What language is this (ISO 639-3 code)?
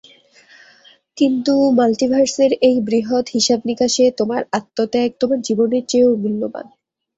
ben